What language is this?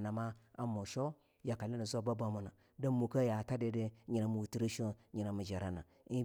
Longuda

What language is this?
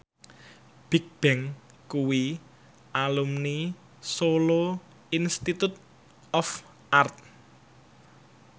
Javanese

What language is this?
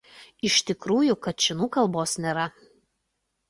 Lithuanian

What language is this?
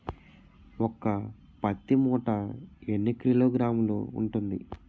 Telugu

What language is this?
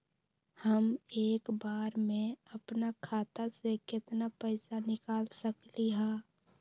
Magahi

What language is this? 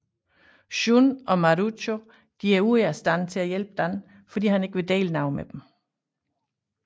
Danish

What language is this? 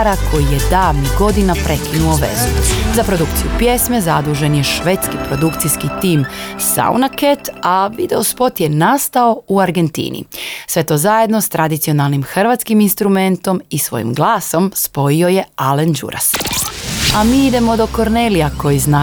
Croatian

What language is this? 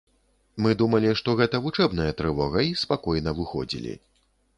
Belarusian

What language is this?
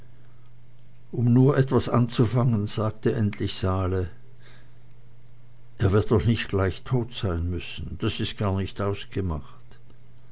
German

